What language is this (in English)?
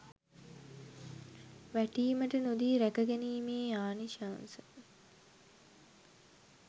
Sinhala